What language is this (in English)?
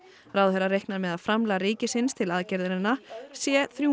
Icelandic